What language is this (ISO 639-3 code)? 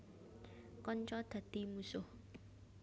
jav